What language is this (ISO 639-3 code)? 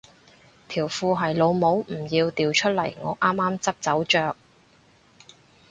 yue